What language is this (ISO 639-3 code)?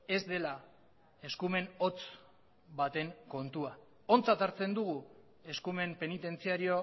eus